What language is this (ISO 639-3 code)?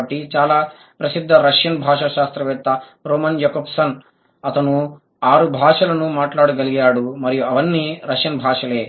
tel